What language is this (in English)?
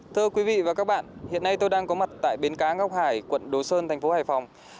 Vietnamese